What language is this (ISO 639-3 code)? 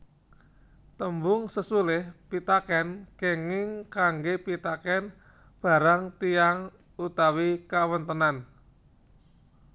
jav